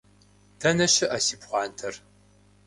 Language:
Kabardian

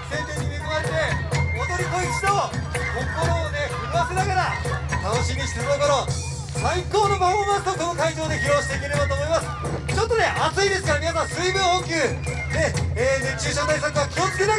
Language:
Japanese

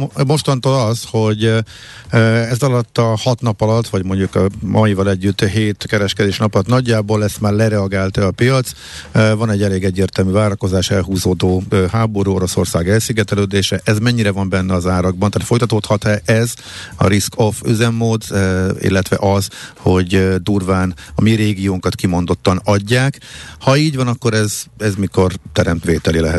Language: Hungarian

